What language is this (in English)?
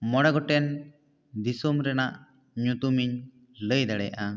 Santali